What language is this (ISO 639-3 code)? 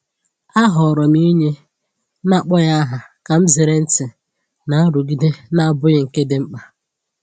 ibo